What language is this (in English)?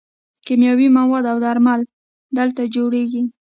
Pashto